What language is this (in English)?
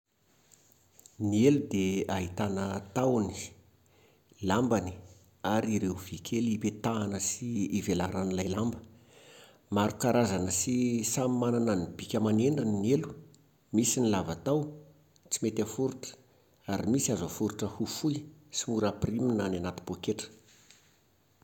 Malagasy